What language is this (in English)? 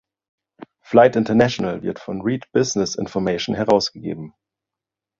German